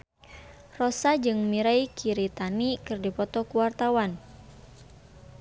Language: Sundanese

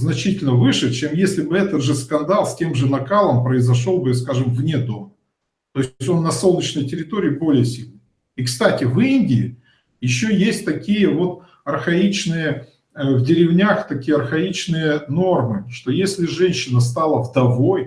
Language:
Russian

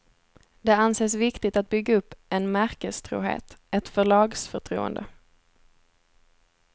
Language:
Swedish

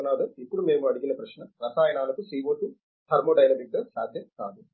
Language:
Telugu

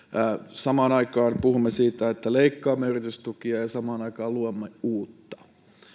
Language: Finnish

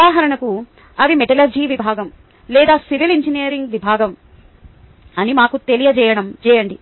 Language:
Telugu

